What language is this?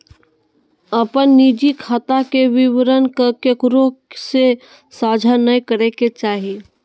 Magahi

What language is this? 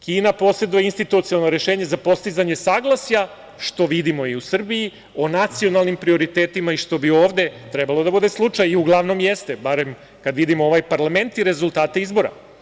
Serbian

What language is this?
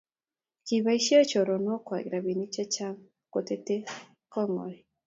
Kalenjin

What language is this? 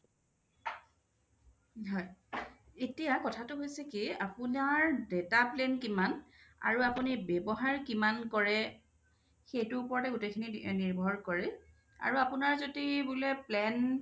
Assamese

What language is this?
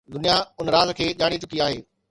Sindhi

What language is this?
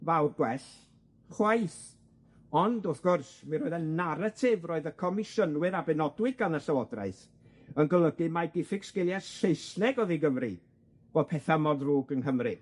Welsh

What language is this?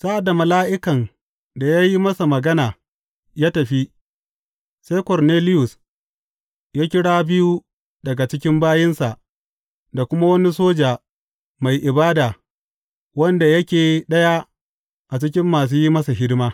Hausa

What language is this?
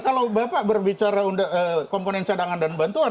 Indonesian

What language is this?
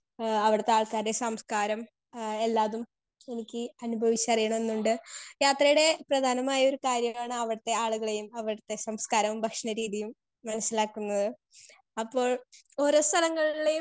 Malayalam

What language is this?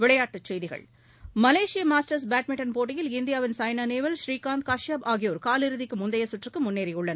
Tamil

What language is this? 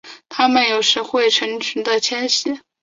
Chinese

